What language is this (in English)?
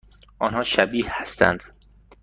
Persian